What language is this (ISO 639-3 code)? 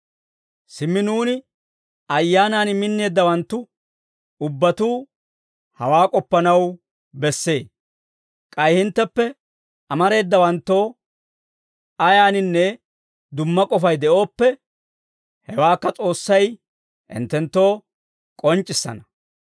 dwr